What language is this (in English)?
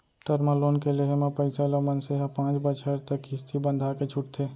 Chhattisgarhi